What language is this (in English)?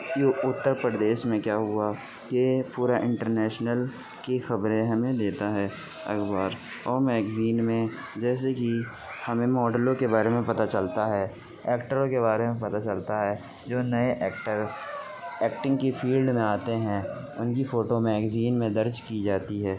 Urdu